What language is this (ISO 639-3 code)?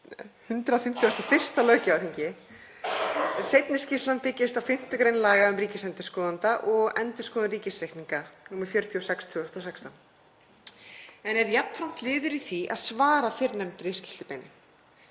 isl